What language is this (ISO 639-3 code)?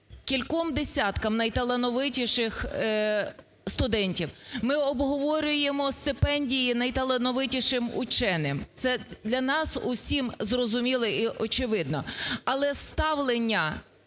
ukr